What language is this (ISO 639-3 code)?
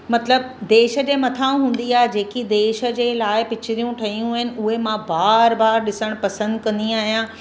snd